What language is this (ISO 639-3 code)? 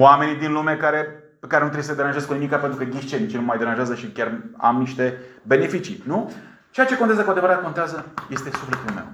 ron